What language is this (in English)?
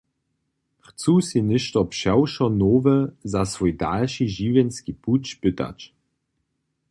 Upper Sorbian